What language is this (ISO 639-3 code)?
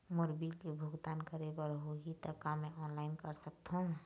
hne